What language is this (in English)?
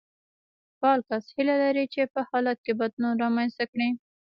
Pashto